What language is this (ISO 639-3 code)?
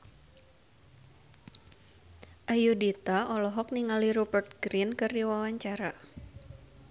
sun